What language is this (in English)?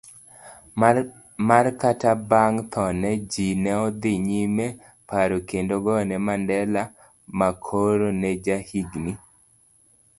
Luo (Kenya and Tanzania)